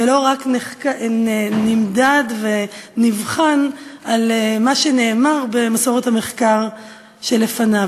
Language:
Hebrew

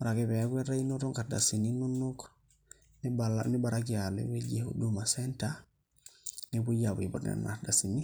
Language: Masai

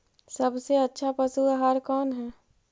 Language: Magahi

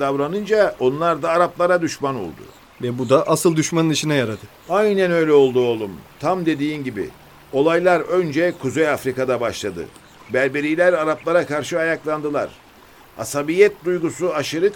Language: Turkish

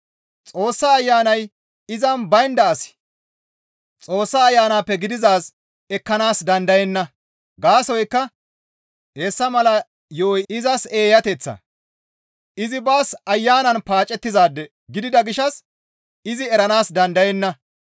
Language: Gamo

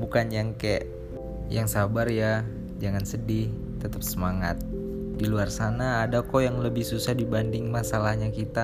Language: Indonesian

